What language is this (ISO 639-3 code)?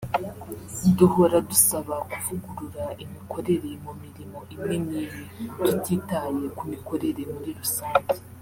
kin